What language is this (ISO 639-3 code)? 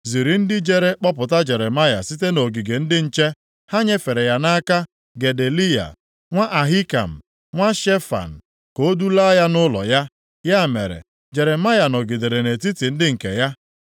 ibo